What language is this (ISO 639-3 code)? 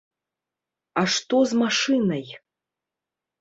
bel